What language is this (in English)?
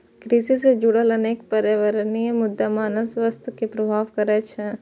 Maithili